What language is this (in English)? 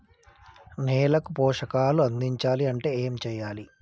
Telugu